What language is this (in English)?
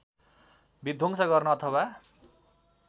Nepali